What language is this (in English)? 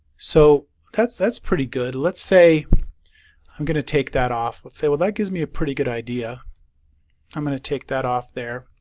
English